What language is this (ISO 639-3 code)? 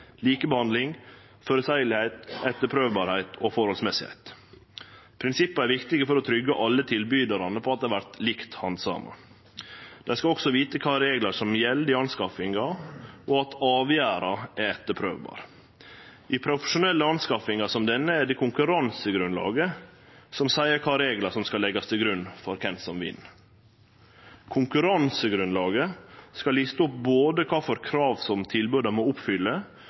nno